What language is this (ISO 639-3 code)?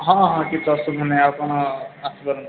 ori